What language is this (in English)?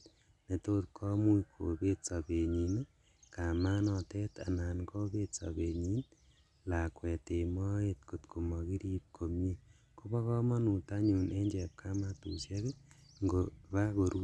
Kalenjin